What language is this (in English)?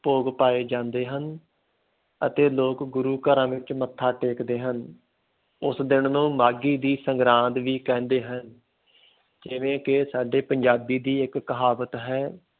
Punjabi